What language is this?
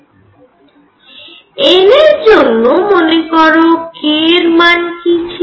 Bangla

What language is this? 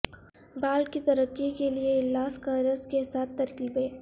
Urdu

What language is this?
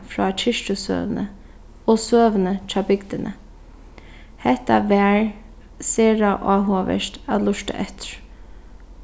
Faroese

